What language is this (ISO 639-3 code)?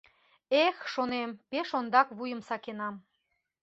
chm